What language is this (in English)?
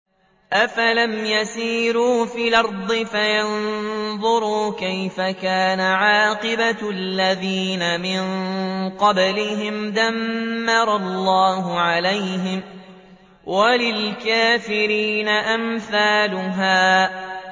Arabic